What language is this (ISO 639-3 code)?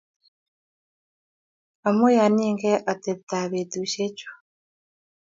kln